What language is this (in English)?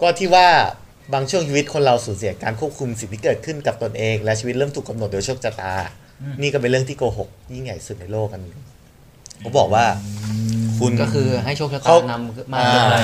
Thai